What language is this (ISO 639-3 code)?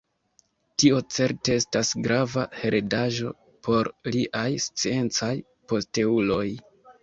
epo